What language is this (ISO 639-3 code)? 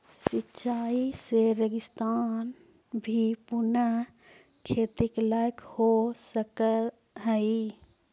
mag